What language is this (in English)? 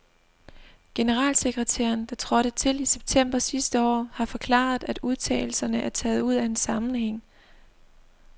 Danish